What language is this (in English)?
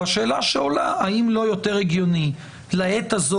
Hebrew